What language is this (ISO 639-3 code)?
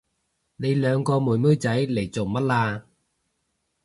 yue